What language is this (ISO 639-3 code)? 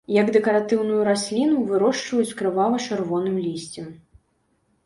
bel